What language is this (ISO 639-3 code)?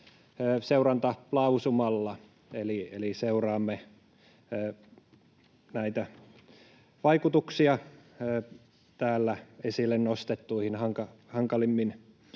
fin